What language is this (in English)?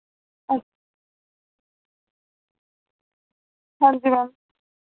Dogri